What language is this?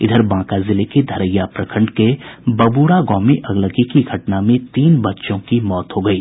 Hindi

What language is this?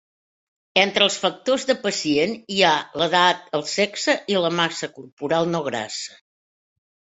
Catalan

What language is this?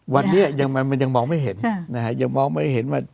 Thai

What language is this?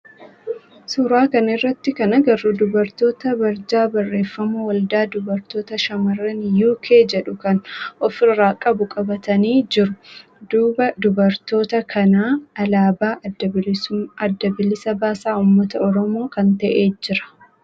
Oromo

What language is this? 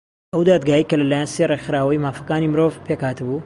Central Kurdish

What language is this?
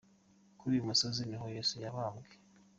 Kinyarwanda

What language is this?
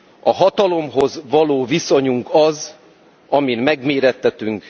Hungarian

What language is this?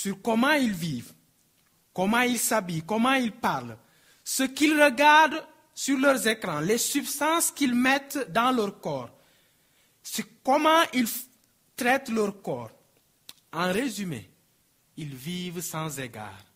French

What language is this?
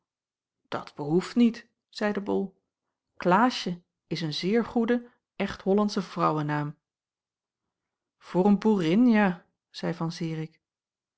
Dutch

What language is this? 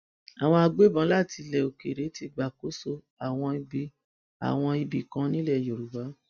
Yoruba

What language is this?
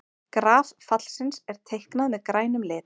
Icelandic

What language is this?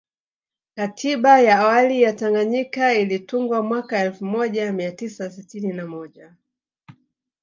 Swahili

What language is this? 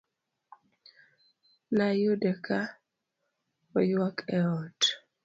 Luo (Kenya and Tanzania)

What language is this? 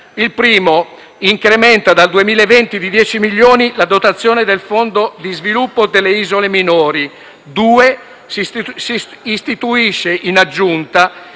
Italian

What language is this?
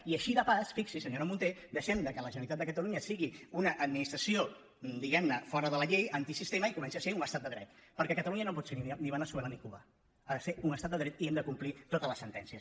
Catalan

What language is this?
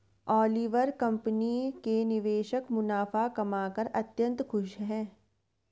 Hindi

